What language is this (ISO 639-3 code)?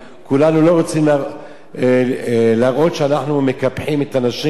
heb